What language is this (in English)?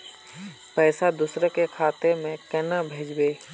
Magahi